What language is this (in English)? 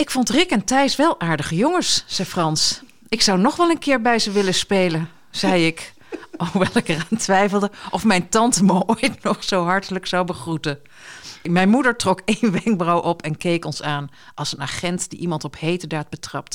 Dutch